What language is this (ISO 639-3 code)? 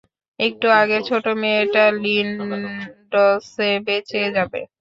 ben